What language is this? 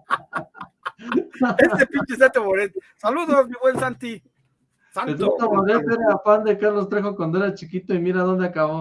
Spanish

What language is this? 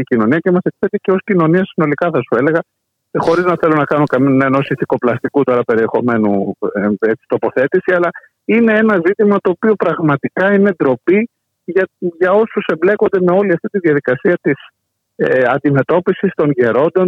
Greek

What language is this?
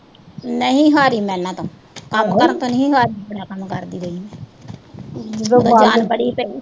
Punjabi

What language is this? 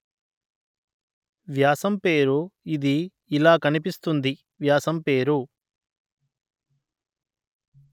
Telugu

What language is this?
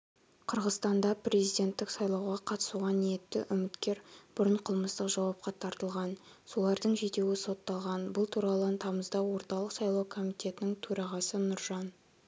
Kazakh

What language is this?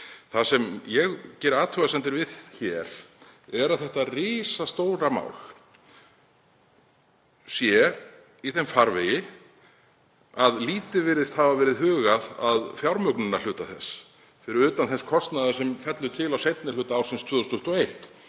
Icelandic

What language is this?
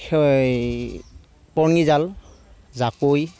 Assamese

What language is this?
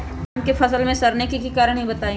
Magahi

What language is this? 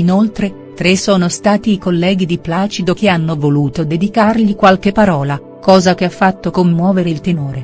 Italian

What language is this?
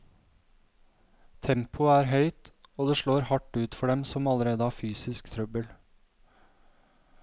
Norwegian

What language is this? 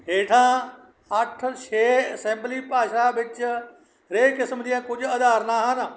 Punjabi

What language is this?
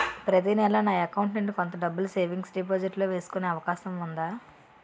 Telugu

